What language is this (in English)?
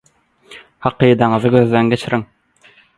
Turkmen